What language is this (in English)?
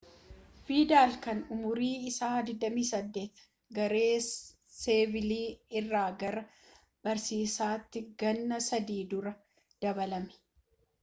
Oromo